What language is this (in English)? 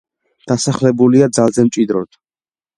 Georgian